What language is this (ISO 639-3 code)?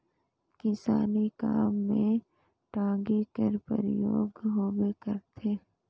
hne